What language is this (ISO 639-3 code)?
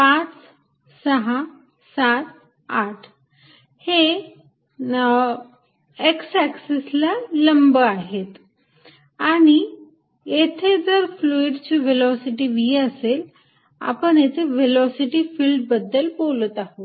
mar